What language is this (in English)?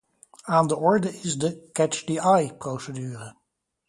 Dutch